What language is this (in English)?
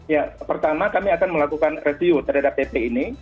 Indonesian